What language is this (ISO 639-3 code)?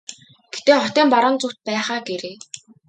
mon